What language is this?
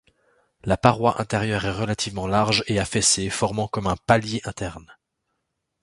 French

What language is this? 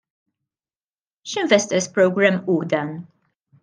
Maltese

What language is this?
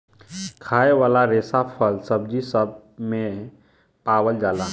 Bhojpuri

